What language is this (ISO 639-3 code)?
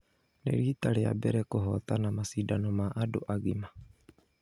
kik